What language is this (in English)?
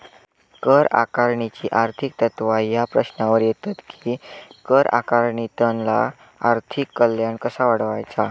Marathi